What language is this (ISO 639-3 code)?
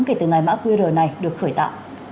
vie